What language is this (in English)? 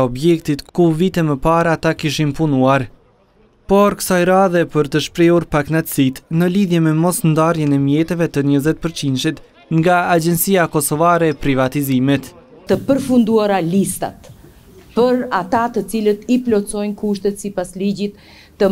Romanian